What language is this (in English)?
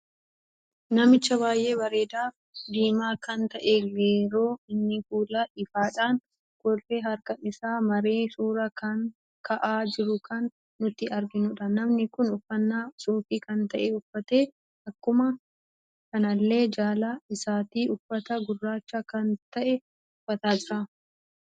Oromo